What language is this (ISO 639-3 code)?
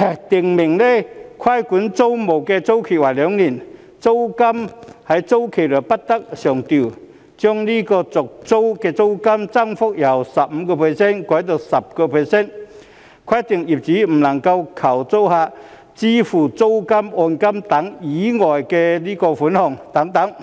yue